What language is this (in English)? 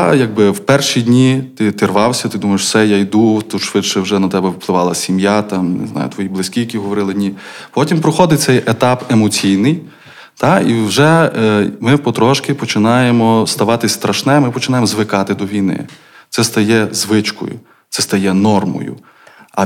Ukrainian